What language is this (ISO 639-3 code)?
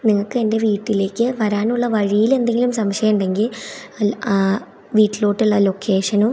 mal